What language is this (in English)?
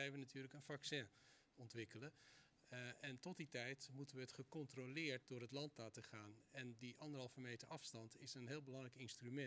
Dutch